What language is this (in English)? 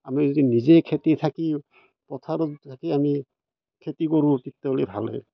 Assamese